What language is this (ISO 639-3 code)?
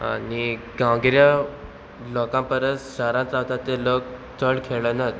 kok